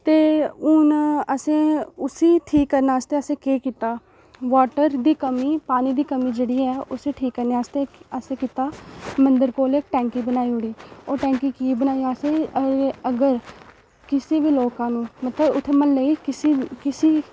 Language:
Dogri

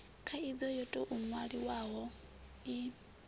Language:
Venda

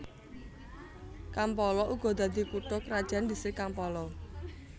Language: Javanese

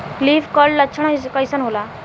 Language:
Bhojpuri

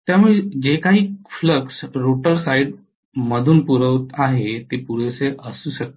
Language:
Marathi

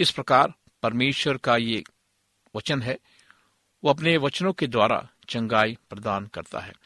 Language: Hindi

